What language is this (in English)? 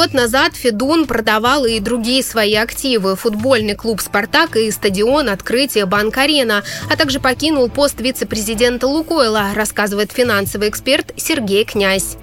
Russian